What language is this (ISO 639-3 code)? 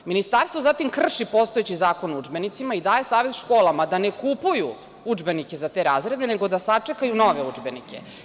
srp